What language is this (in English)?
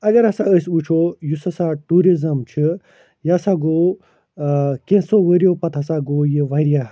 Kashmiri